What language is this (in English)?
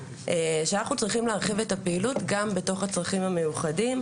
Hebrew